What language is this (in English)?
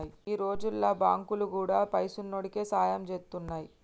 Telugu